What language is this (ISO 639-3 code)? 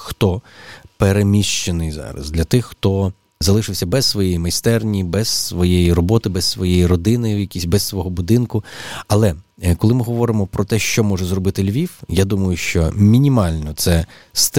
ukr